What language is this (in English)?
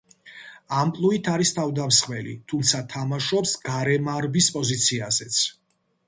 Georgian